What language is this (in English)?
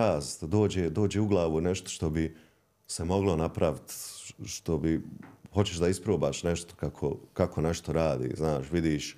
Croatian